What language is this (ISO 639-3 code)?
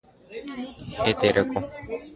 grn